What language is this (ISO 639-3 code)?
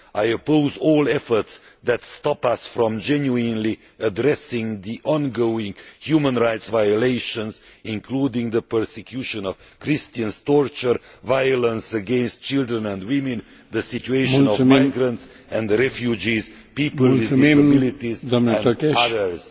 eng